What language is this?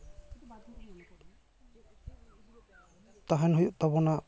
Santali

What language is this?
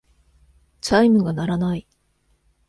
Japanese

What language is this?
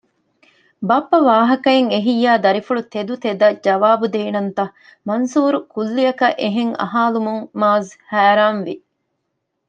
Divehi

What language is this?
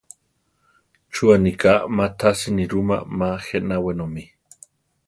Central Tarahumara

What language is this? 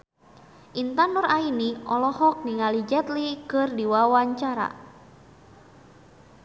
Sundanese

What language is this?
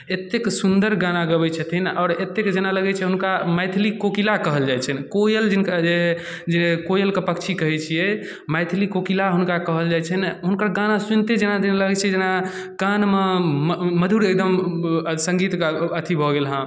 Maithili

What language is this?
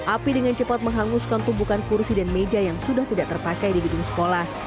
Indonesian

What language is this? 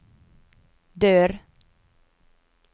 Norwegian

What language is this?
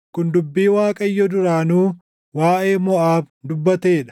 Oromo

